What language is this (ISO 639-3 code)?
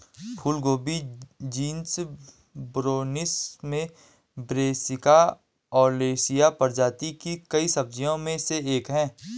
hin